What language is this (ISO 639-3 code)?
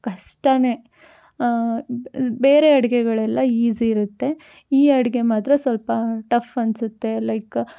kan